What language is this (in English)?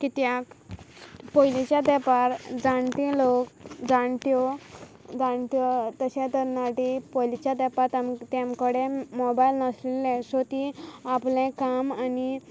Konkani